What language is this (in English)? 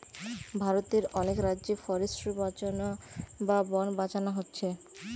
Bangla